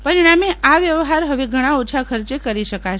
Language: Gujarati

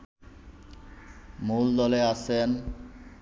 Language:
Bangla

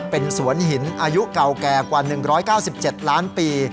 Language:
Thai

